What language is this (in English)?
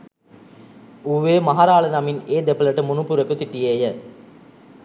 Sinhala